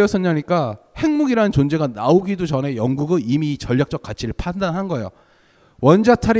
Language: Korean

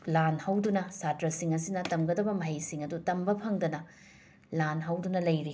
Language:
Manipuri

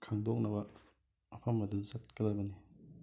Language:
Manipuri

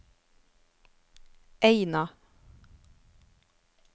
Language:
Norwegian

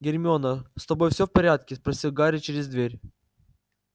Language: Russian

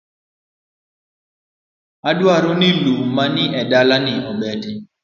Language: Luo (Kenya and Tanzania)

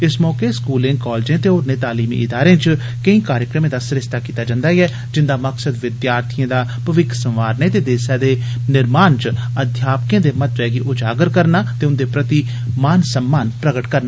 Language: Dogri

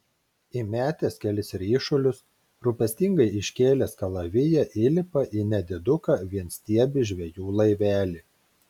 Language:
Lithuanian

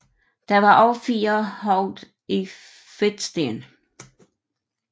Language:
Danish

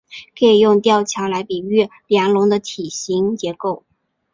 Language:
Chinese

